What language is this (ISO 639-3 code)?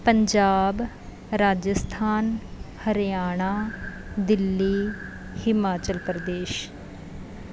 pan